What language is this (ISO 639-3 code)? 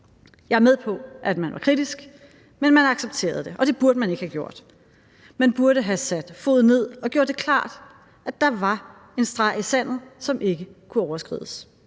dan